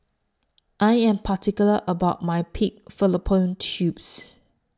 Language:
English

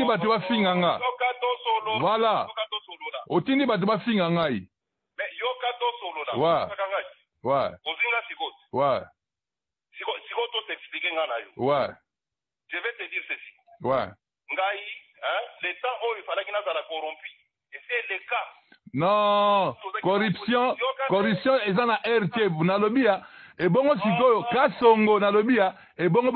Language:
French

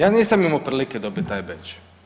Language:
Croatian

